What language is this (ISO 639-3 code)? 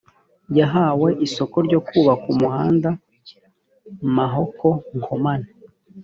kin